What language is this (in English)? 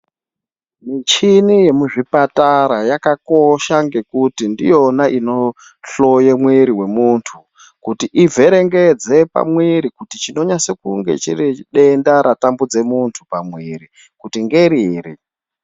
Ndau